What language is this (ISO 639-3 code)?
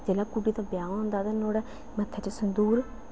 doi